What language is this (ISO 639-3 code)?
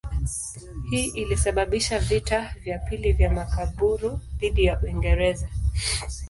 swa